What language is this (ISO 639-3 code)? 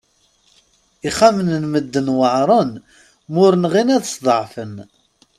kab